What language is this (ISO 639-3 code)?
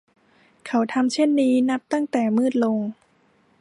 tha